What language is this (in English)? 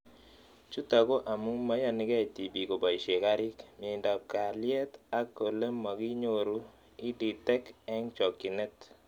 Kalenjin